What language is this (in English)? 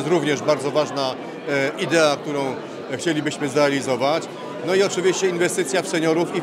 Polish